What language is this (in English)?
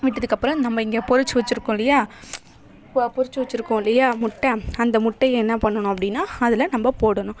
Tamil